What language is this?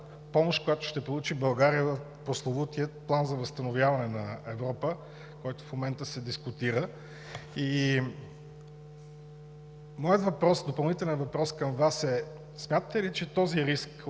Bulgarian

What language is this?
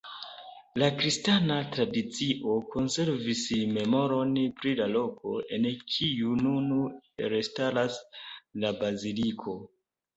Esperanto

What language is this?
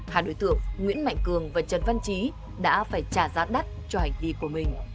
Vietnamese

